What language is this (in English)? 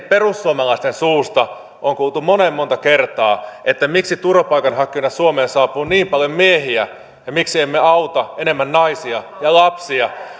Finnish